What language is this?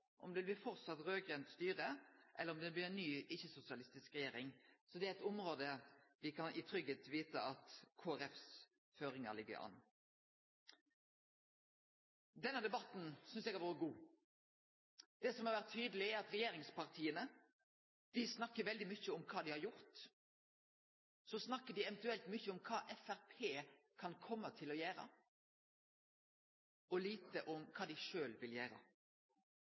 Norwegian Nynorsk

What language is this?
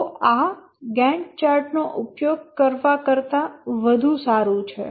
Gujarati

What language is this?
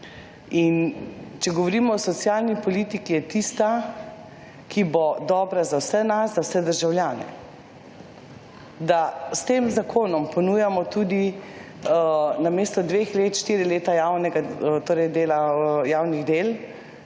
Slovenian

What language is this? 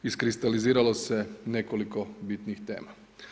Croatian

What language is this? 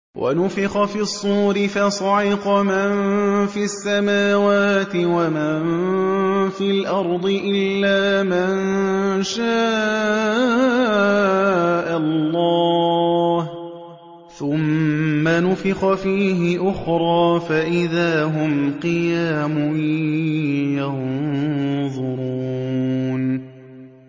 Arabic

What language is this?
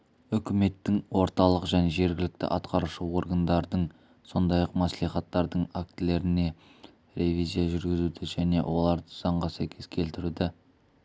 Kazakh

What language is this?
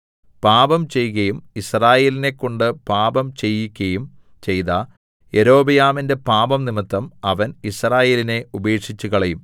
Malayalam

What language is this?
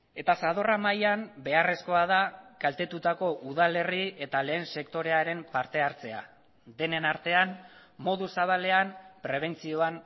Basque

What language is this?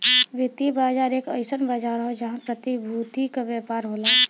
Bhojpuri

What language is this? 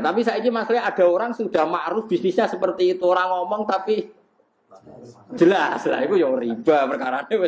Indonesian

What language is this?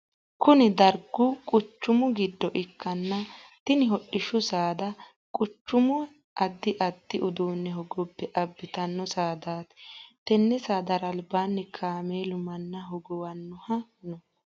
Sidamo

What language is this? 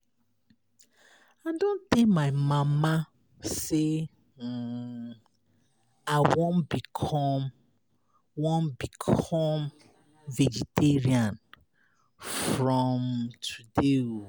Nigerian Pidgin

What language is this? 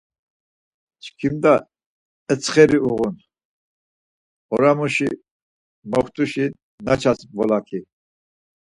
Laz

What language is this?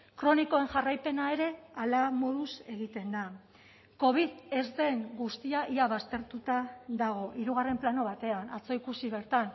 Basque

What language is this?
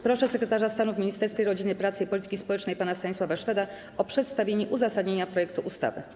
Polish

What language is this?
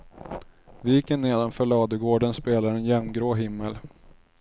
Swedish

